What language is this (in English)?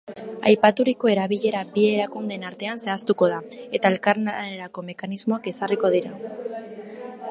Basque